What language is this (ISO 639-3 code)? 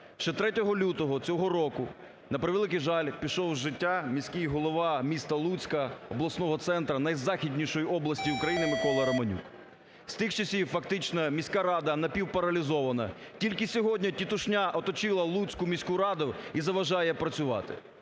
ukr